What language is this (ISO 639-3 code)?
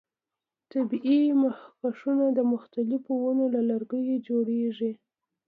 pus